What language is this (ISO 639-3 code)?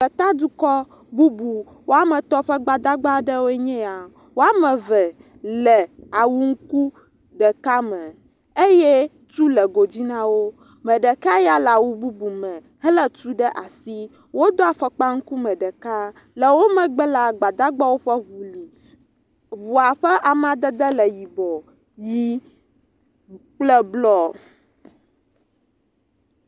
ewe